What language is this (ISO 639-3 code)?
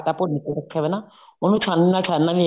pan